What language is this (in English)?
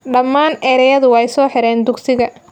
Somali